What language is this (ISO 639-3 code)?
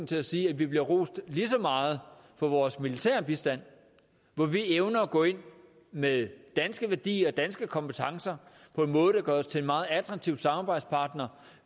dan